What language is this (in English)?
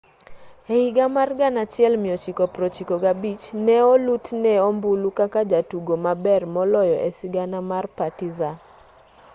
Luo (Kenya and Tanzania)